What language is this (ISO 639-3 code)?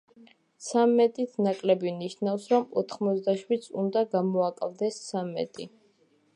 kat